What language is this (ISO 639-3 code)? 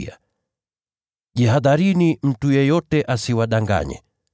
swa